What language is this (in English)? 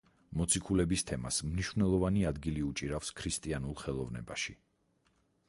Georgian